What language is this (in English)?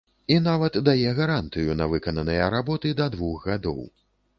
Belarusian